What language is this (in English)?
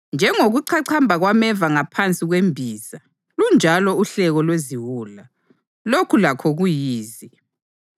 North Ndebele